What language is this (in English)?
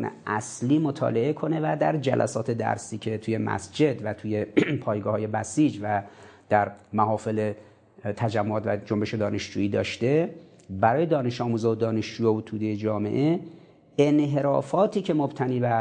Persian